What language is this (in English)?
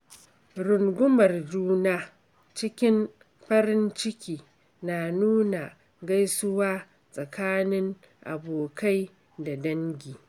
Hausa